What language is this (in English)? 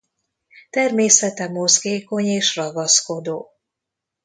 Hungarian